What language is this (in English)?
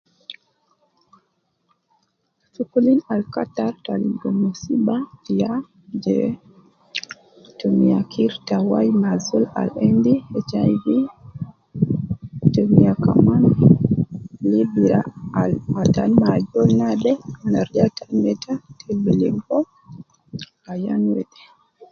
Nubi